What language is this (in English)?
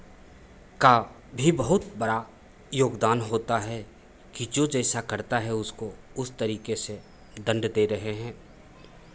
Hindi